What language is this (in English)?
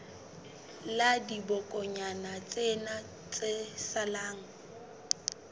Southern Sotho